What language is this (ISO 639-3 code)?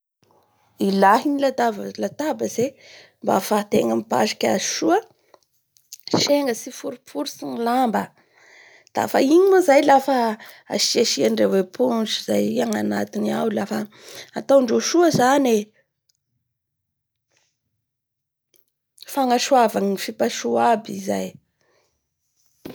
bhr